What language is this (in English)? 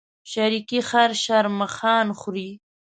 Pashto